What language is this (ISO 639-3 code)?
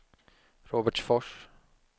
swe